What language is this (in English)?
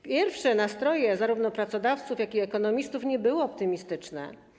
Polish